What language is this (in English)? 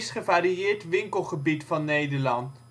Dutch